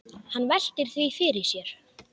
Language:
Icelandic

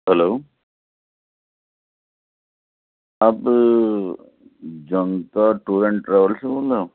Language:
Urdu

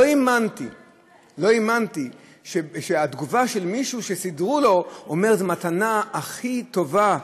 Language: Hebrew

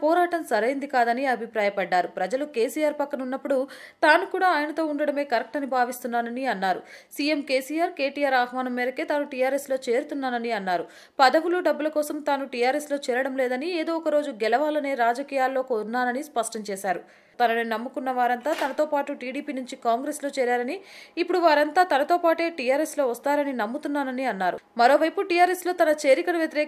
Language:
Telugu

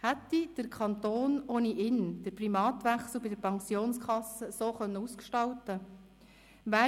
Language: Swiss German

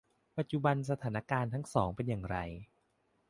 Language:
Thai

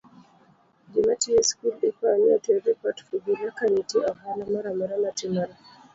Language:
Luo (Kenya and Tanzania)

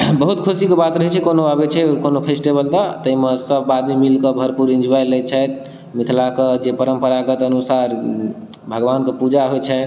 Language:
Maithili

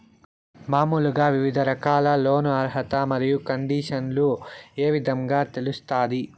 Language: Telugu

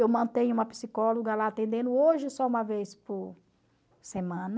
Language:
Portuguese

